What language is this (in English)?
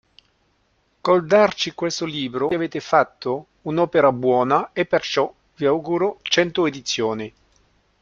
Italian